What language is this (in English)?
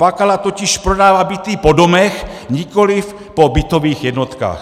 Czech